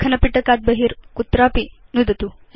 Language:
Sanskrit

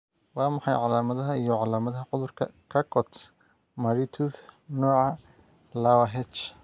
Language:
Somali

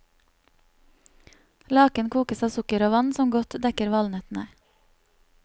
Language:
Norwegian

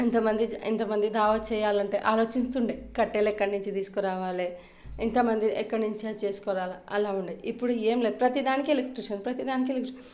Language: Telugu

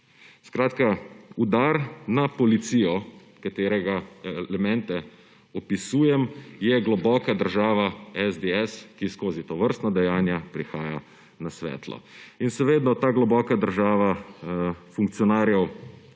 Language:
Slovenian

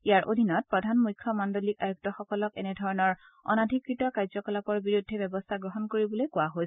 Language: Assamese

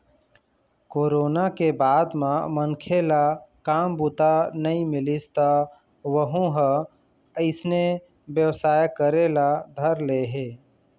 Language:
Chhattisgarhi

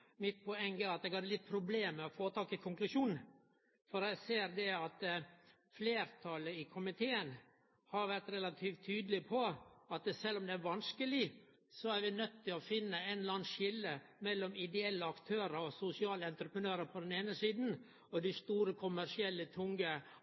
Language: Norwegian Nynorsk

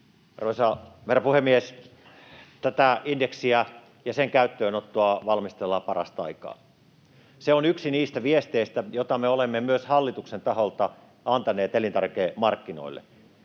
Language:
Finnish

